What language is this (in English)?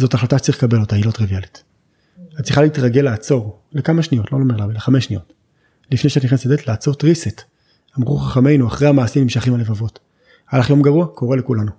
Hebrew